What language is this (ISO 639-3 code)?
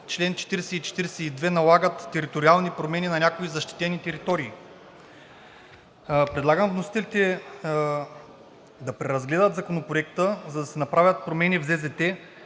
bul